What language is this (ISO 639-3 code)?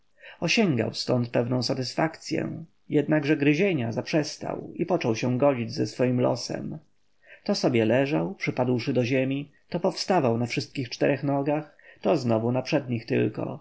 pol